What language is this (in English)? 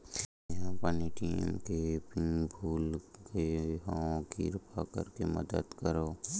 Chhattisgarhi